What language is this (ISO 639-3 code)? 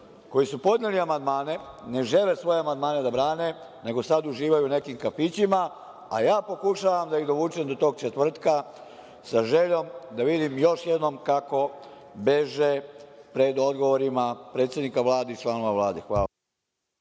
srp